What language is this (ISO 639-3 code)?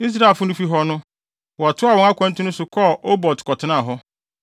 aka